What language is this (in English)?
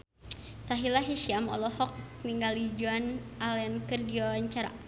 Sundanese